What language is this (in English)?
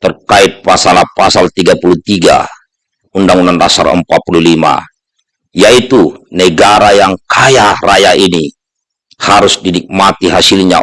Indonesian